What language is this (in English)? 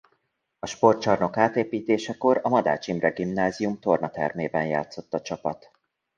Hungarian